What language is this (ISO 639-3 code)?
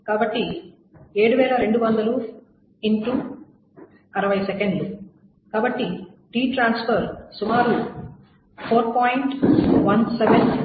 tel